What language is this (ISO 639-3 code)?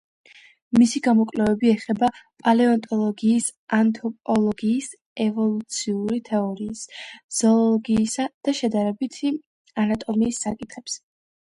kat